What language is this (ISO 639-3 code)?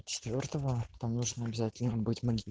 rus